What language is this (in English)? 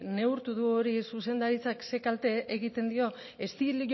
Basque